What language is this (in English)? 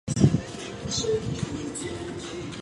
Chinese